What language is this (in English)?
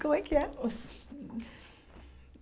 Portuguese